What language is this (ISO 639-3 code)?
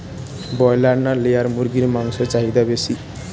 ben